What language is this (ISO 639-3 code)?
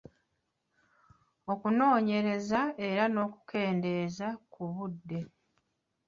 lug